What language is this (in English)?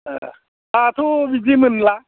Bodo